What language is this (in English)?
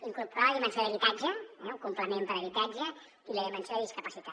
Catalan